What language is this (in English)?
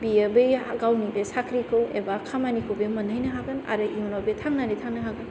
Bodo